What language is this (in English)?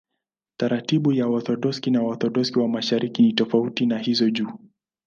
Swahili